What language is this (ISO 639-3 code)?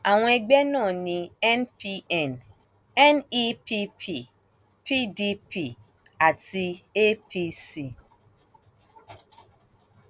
yor